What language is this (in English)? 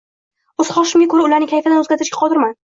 Uzbek